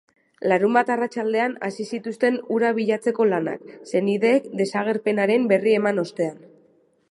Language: Basque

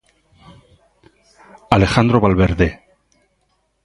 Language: Galician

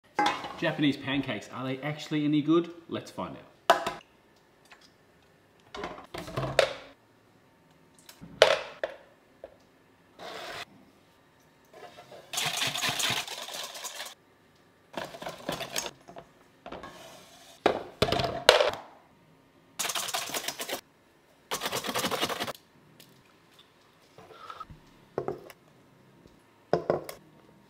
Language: English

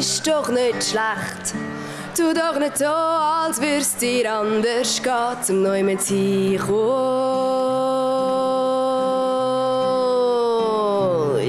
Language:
German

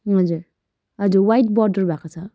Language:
Nepali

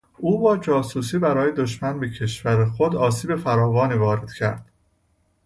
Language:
Persian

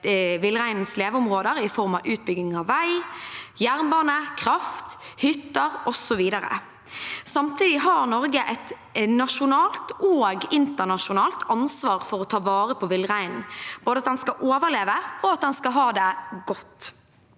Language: Norwegian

